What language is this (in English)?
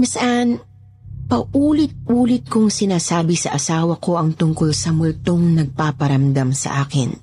Filipino